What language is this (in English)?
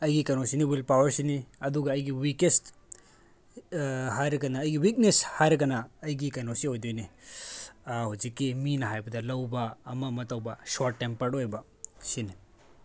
Manipuri